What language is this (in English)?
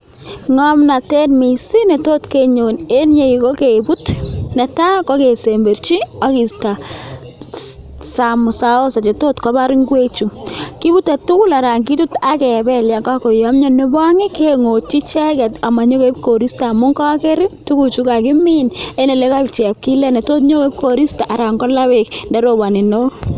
Kalenjin